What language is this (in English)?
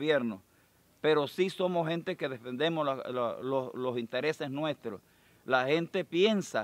Spanish